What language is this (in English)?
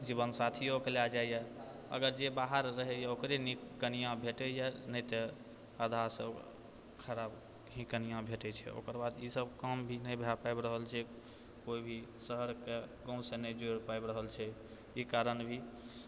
Maithili